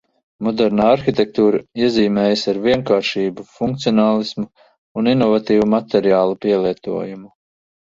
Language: Latvian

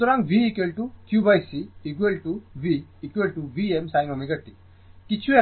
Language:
Bangla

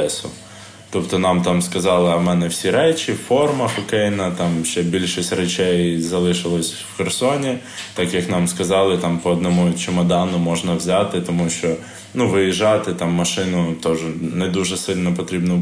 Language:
Ukrainian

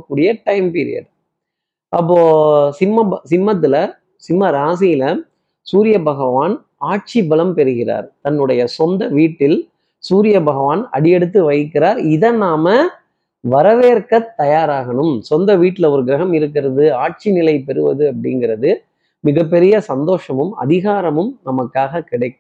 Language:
Tamil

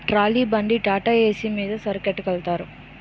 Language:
Telugu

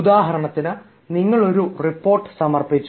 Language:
Malayalam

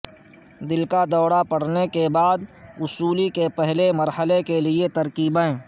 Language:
Urdu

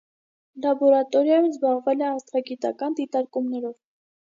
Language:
Armenian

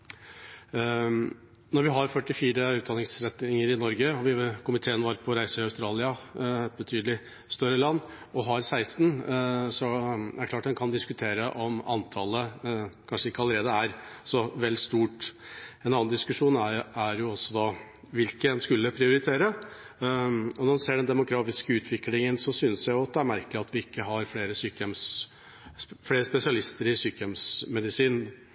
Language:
Norwegian Bokmål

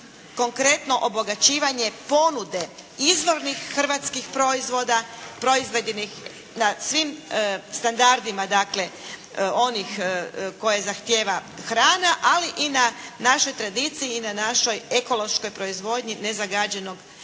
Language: Croatian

